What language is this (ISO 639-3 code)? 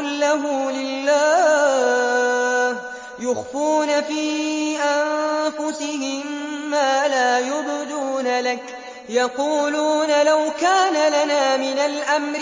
ara